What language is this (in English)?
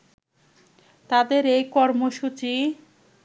Bangla